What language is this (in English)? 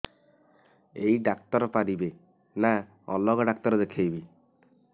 Odia